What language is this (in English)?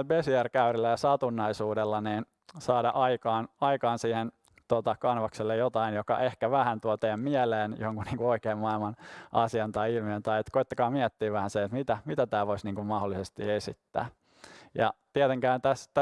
Finnish